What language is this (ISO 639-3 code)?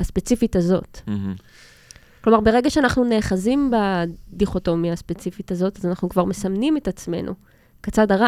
heb